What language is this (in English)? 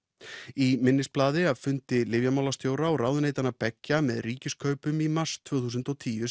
Icelandic